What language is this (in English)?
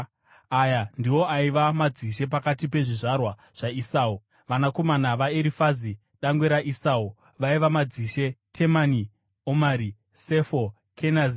Shona